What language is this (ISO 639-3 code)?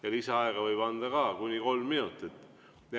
est